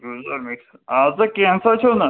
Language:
Kashmiri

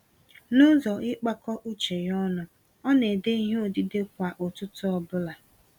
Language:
Igbo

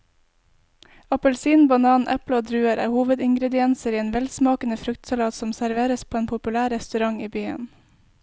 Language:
Norwegian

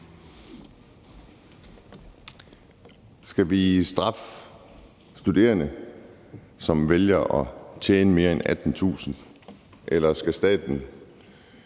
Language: Danish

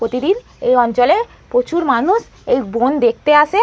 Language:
Bangla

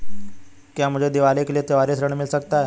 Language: Hindi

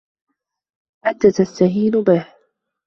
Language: Arabic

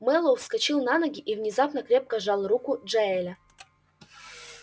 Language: Russian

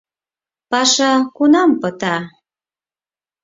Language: Mari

